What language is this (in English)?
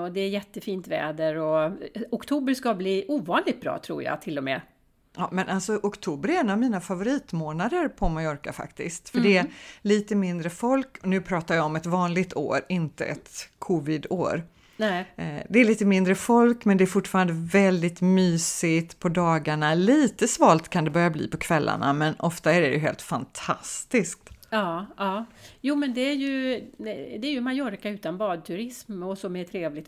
Swedish